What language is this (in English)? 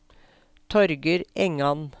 Norwegian